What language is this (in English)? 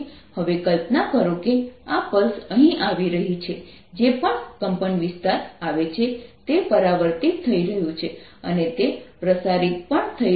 Gujarati